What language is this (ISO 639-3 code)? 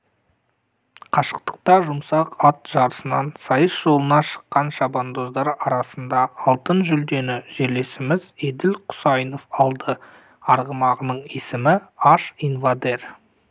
kaz